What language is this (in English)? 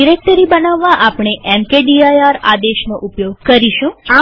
Gujarati